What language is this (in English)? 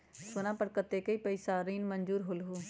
Magahi